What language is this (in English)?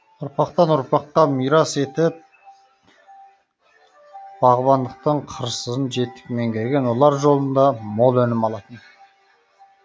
Kazakh